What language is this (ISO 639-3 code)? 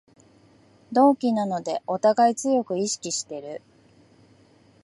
jpn